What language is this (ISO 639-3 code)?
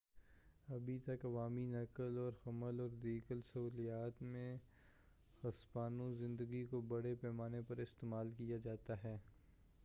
urd